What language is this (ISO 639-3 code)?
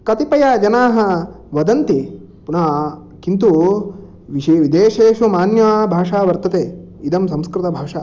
san